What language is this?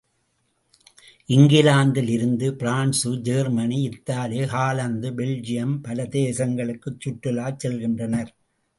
Tamil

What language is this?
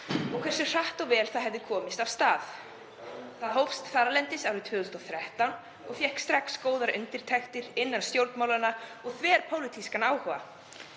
Icelandic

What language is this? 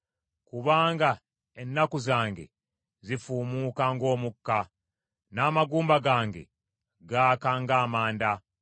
Ganda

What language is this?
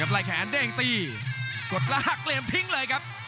Thai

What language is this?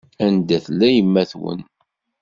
Kabyle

